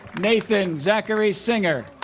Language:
English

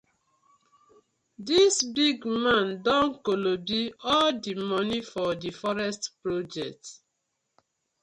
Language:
Nigerian Pidgin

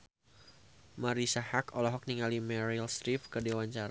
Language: Sundanese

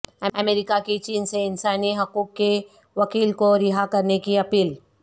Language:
Urdu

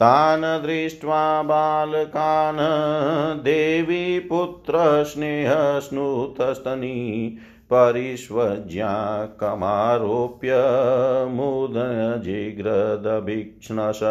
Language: Hindi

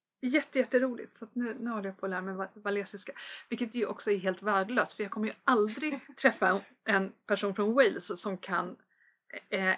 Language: Swedish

